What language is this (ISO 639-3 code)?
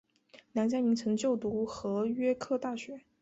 zho